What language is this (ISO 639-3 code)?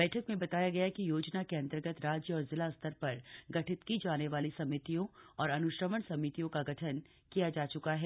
hin